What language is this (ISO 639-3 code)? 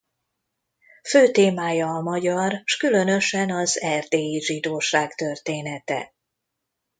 hun